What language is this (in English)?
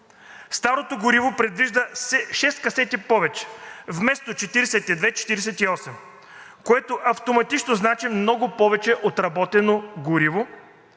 Bulgarian